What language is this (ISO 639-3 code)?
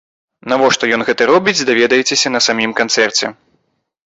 bel